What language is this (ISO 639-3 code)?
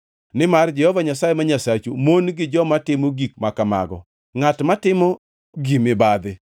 luo